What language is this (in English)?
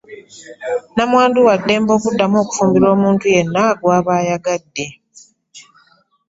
Ganda